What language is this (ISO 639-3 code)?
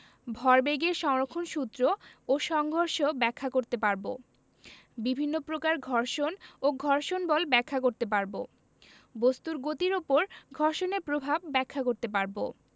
ben